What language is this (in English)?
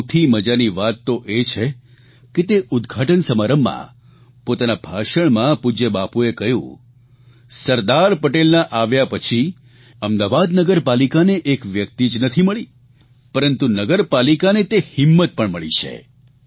Gujarati